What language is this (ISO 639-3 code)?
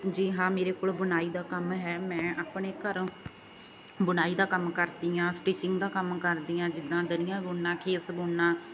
pan